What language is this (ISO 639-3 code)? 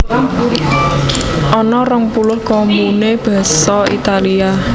jav